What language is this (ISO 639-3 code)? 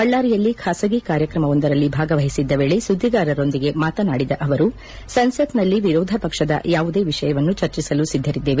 kan